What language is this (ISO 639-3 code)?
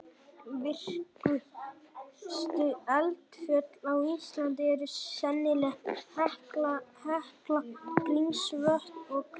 isl